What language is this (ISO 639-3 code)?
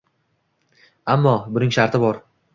uzb